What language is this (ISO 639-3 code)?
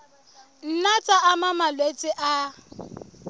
sot